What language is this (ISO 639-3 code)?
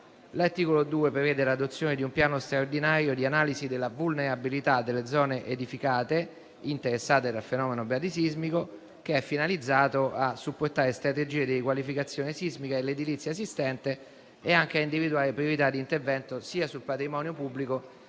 ita